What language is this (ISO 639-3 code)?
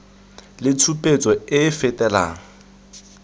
tsn